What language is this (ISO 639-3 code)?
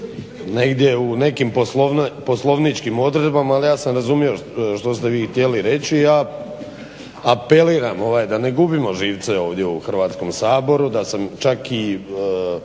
hrv